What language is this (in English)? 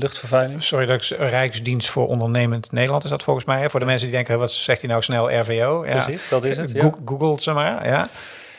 Dutch